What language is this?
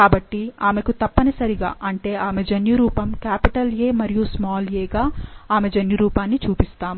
Telugu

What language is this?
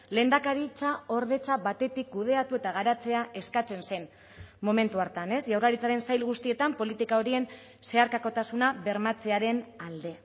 Basque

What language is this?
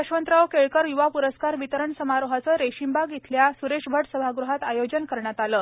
Marathi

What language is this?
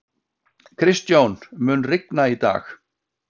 Icelandic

